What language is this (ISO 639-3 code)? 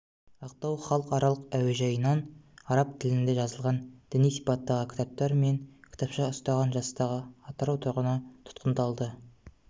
kaz